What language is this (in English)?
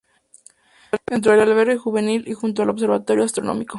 Spanish